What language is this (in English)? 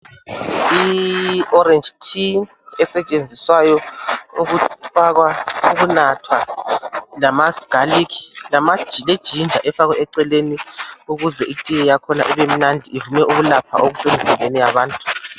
North Ndebele